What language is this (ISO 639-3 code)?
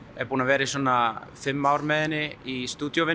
isl